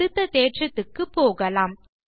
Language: Tamil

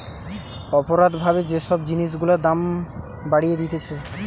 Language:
Bangla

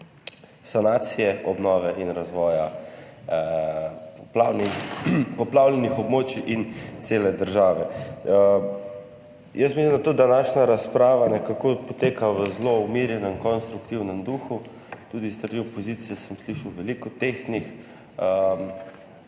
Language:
Slovenian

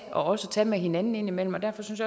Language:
Danish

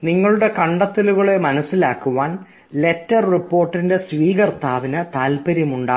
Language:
Malayalam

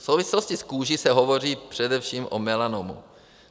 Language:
Czech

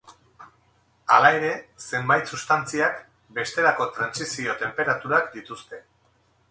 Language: Basque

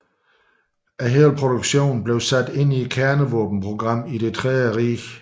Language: Danish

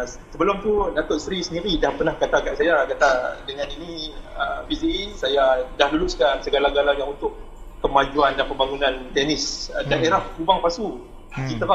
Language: Malay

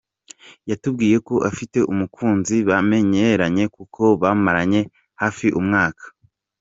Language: Kinyarwanda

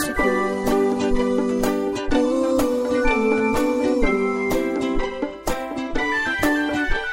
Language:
Thai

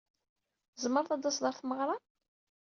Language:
Kabyle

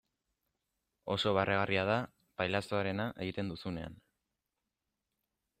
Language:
Basque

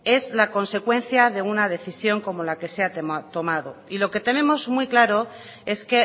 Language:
Spanish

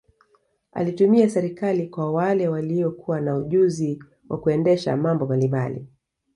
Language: Swahili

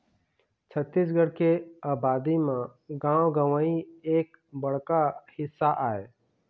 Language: Chhattisgarhi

